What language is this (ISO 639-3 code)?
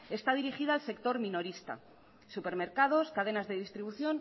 spa